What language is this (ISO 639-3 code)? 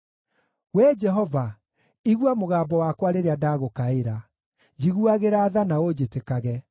kik